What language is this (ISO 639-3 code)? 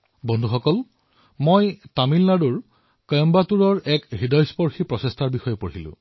asm